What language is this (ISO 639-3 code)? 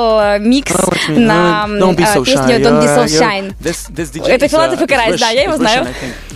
rus